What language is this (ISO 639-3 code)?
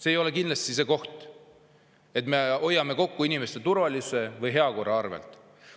est